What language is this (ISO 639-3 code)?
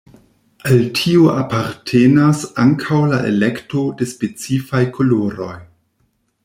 epo